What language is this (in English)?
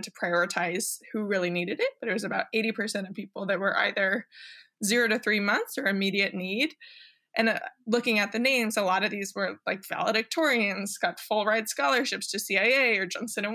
English